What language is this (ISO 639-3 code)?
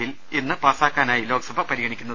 mal